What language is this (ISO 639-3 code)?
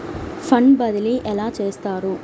tel